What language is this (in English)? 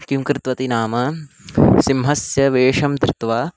Sanskrit